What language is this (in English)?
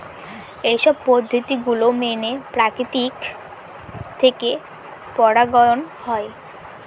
Bangla